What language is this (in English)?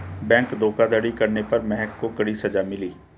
Hindi